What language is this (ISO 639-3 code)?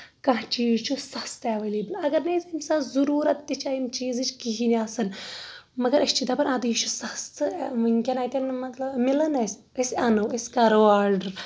kas